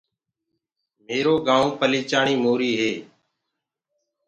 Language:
Gurgula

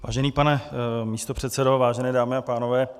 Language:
Czech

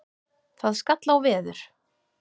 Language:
Icelandic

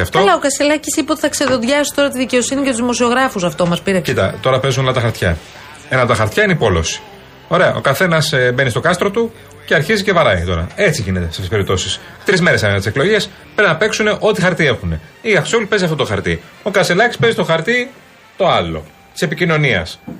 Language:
Greek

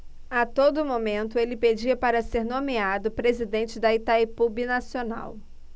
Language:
Portuguese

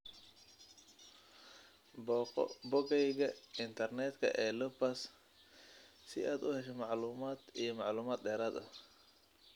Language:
Somali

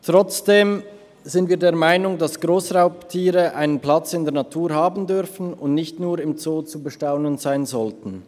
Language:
Swiss German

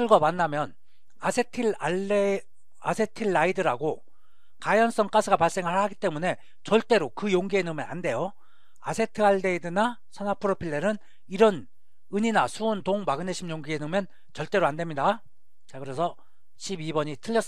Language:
Korean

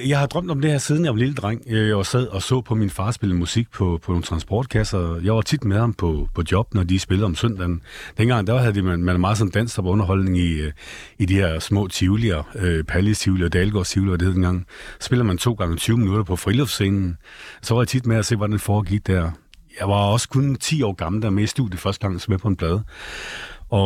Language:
Danish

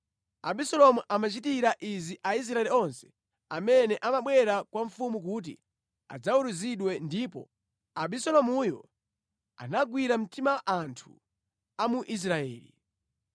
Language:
Nyanja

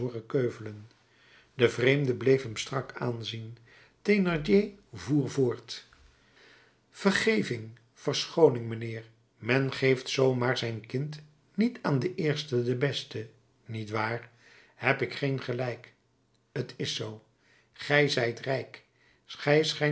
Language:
Dutch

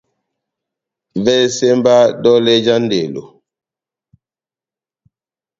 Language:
Batanga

